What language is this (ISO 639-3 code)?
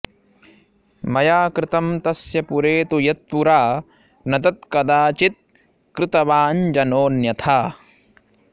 san